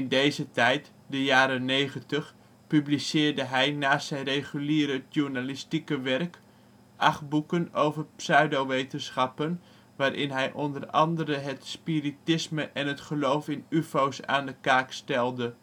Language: Dutch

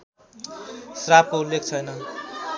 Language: Nepali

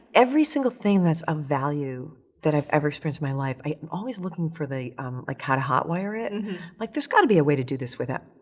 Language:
English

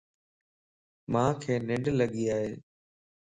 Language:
Lasi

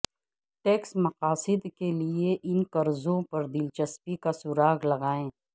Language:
Urdu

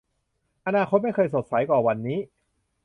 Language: Thai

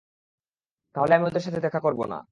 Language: Bangla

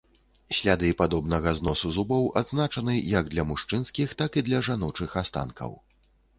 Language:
Belarusian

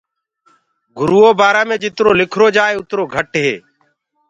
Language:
Gurgula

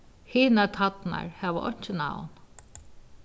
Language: Faroese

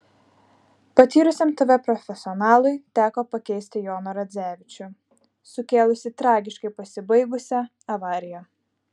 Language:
Lithuanian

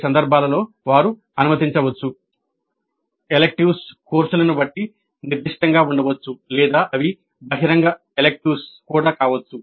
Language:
Telugu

